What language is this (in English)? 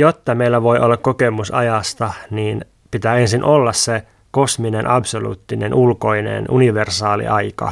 Finnish